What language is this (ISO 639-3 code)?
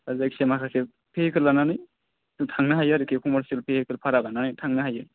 brx